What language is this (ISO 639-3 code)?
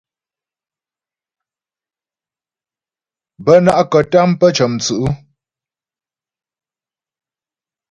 bbj